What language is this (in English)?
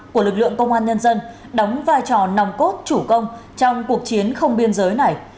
Vietnamese